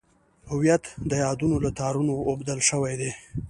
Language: Pashto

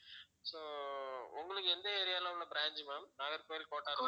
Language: Tamil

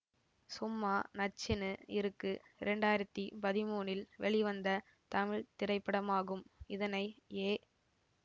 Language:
Tamil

